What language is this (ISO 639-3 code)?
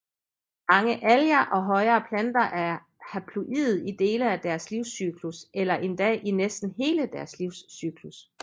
dan